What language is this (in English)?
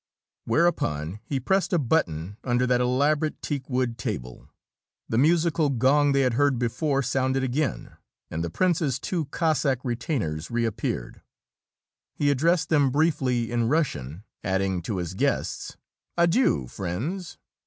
English